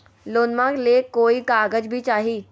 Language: Magahi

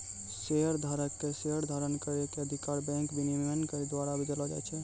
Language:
Maithili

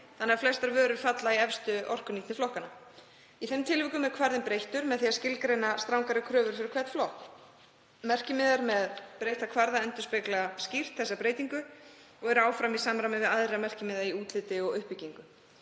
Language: Icelandic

